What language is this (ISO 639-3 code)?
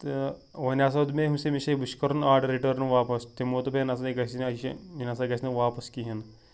kas